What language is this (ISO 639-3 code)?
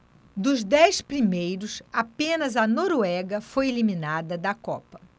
por